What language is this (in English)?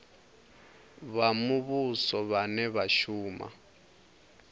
Venda